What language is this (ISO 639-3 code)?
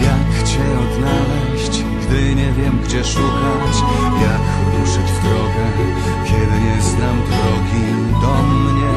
pol